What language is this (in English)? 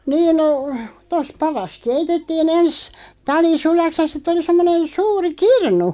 Finnish